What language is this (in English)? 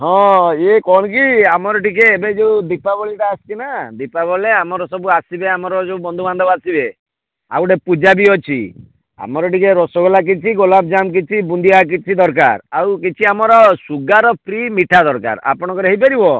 Odia